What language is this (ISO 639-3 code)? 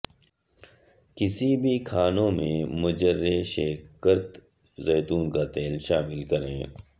urd